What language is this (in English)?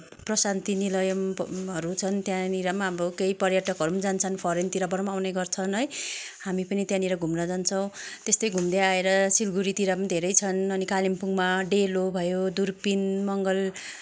Nepali